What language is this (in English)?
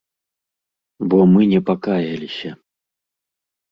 Belarusian